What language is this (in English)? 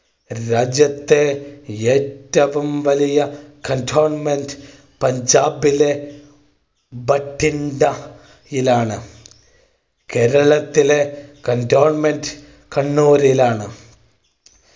Malayalam